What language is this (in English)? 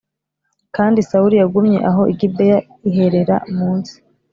Kinyarwanda